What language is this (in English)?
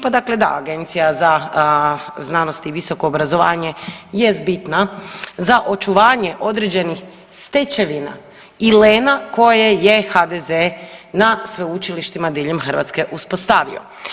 Croatian